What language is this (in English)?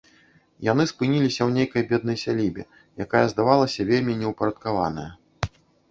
Belarusian